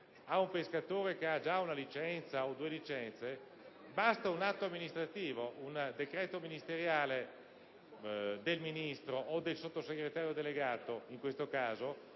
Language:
Italian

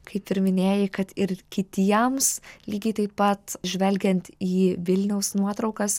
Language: Lithuanian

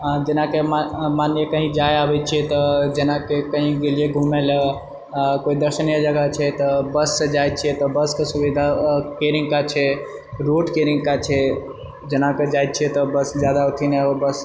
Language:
Maithili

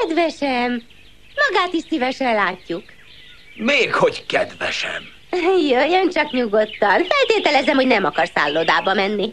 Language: Hungarian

